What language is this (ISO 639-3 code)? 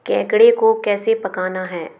hin